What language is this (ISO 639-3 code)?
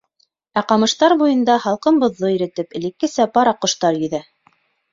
bak